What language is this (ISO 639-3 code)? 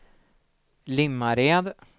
swe